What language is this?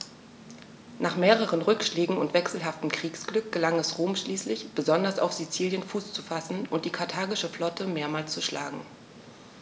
German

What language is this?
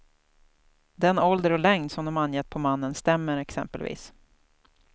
Swedish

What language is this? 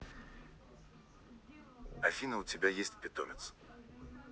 Russian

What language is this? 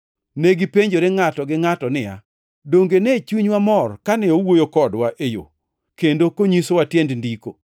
Luo (Kenya and Tanzania)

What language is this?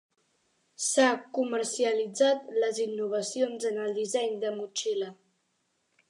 Catalan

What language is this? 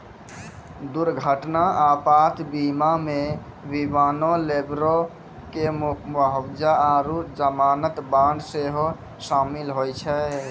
Maithili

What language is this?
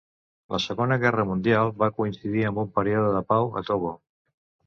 Catalan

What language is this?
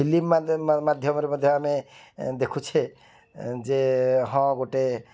Odia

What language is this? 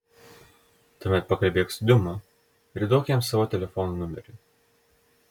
Lithuanian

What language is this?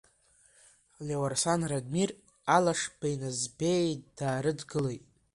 Abkhazian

